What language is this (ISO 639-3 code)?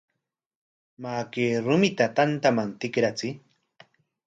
qwa